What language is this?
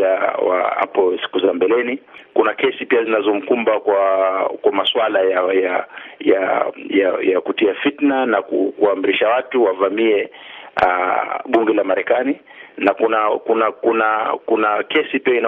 Swahili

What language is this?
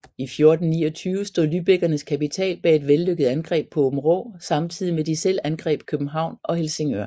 Danish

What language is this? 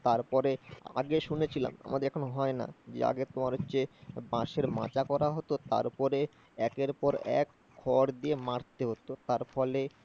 Bangla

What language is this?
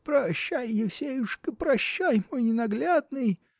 Russian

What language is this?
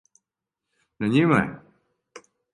Serbian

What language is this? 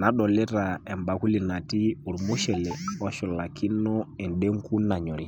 Masai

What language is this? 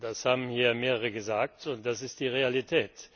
German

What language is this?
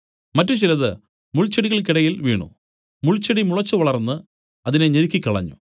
Malayalam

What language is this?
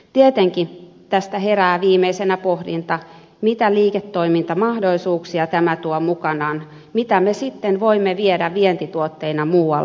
Finnish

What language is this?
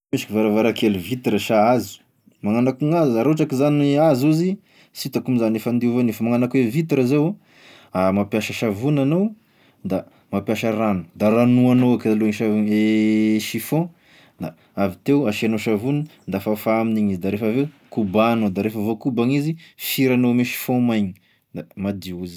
Tesaka Malagasy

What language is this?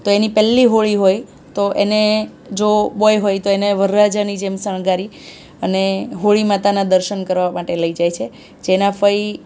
Gujarati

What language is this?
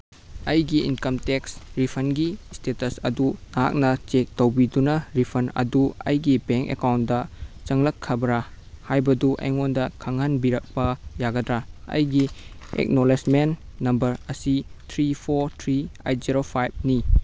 Manipuri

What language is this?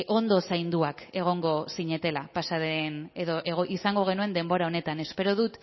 Basque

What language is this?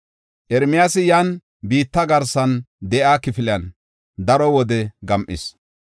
Gofa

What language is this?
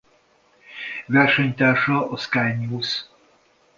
Hungarian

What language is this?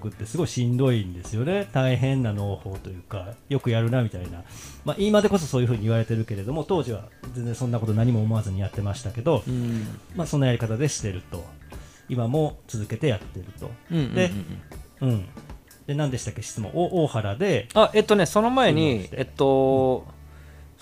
Japanese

